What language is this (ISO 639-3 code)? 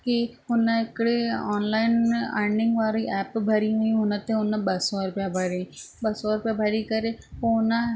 snd